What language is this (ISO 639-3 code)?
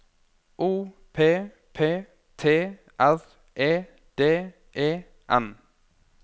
nor